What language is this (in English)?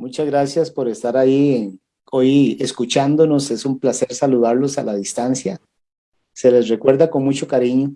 Spanish